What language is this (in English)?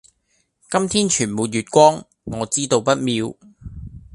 Cantonese